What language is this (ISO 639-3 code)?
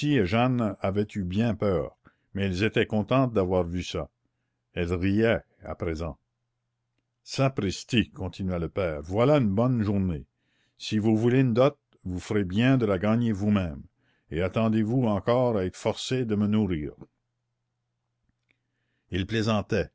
fra